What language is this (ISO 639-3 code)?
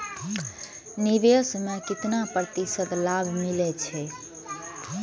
mai